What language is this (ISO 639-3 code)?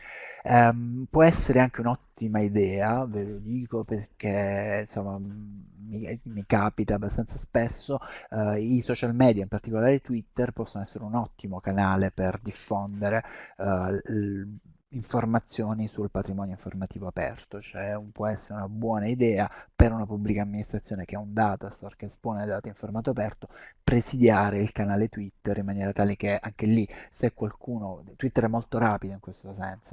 ita